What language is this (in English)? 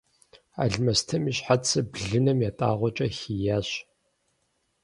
Kabardian